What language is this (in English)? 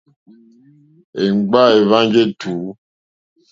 Mokpwe